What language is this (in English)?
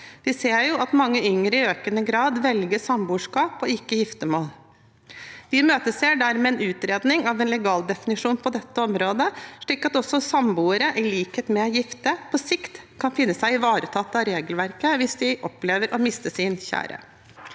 Norwegian